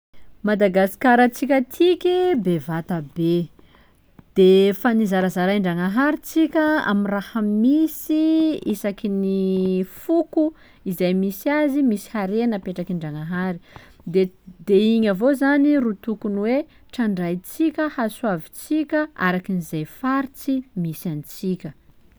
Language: Sakalava Malagasy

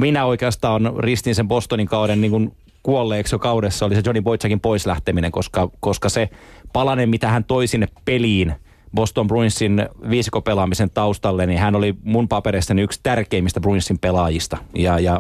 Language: Finnish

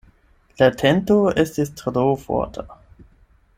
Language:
Esperanto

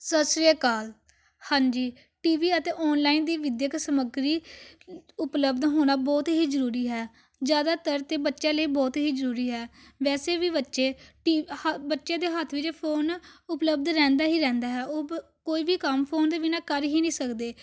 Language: Punjabi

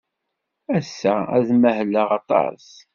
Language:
Kabyle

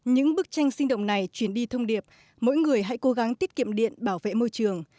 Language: Vietnamese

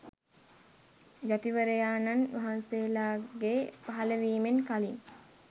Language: Sinhala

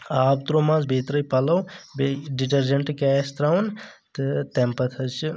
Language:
Kashmiri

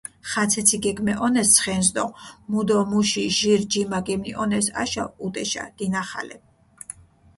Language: Mingrelian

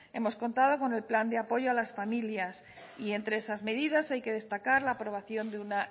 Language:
Spanish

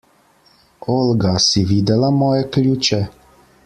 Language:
Slovenian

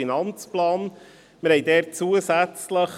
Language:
Swiss German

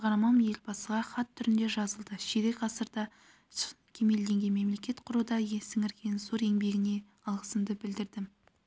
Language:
Kazakh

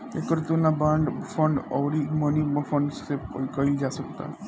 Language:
Bhojpuri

